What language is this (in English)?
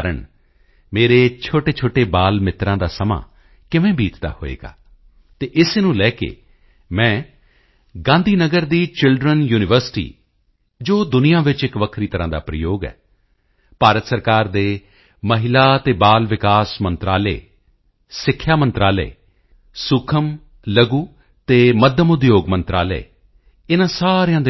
Punjabi